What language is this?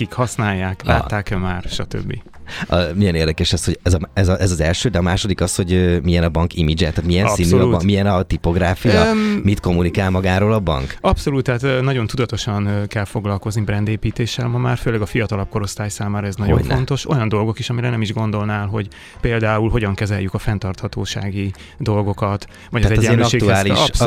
Hungarian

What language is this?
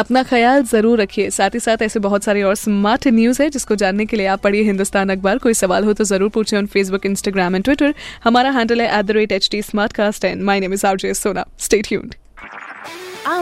Hindi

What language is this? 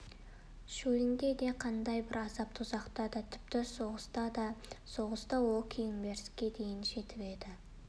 Kazakh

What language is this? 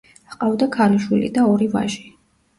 Georgian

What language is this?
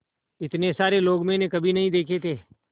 Hindi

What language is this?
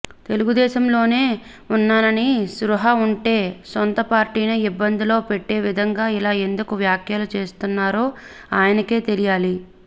Telugu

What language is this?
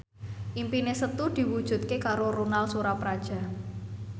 Javanese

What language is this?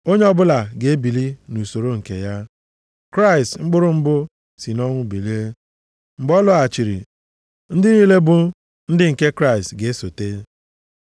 Igbo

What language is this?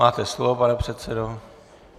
Czech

